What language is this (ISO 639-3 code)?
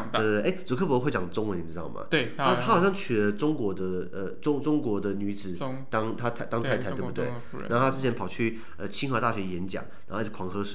zho